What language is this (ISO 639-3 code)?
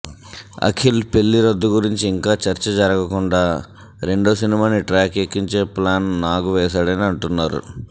tel